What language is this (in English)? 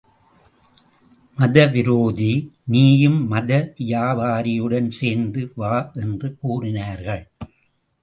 Tamil